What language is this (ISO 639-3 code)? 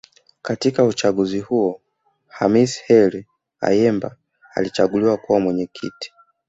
swa